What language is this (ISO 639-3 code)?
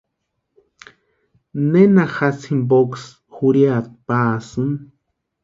pua